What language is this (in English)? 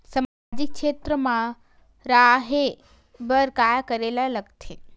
Chhattisgarhi